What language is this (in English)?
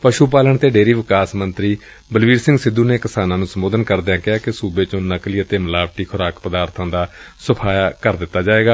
Punjabi